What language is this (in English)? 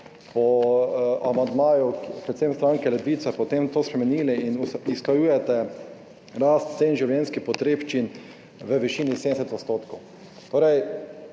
Slovenian